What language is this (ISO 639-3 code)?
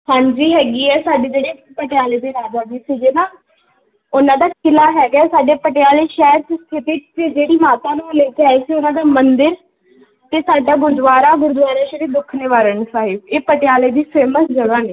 pan